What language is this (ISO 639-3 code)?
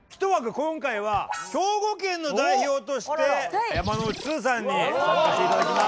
jpn